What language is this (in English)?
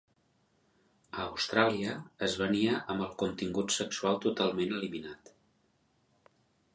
Catalan